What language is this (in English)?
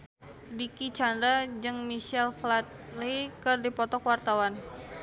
Sundanese